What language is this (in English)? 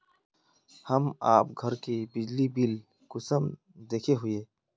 Magahi